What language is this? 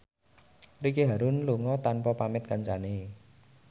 Javanese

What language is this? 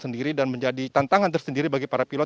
Indonesian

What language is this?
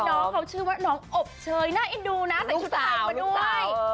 Thai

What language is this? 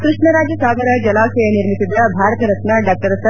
Kannada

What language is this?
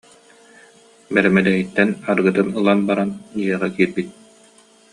Yakut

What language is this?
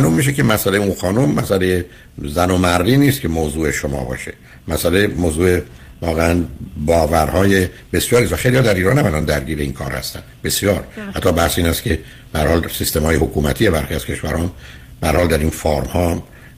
Persian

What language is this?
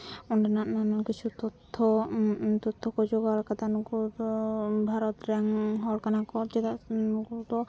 Santali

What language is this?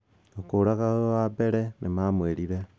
Kikuyu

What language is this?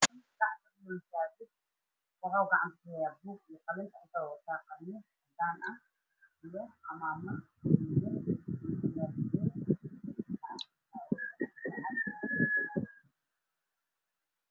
Somali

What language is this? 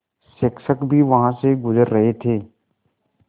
Hindi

